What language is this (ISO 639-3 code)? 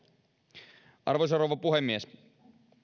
fin